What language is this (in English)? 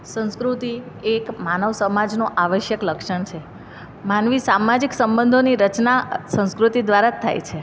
Gujarati